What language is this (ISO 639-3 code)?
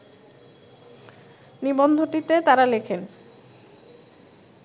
ben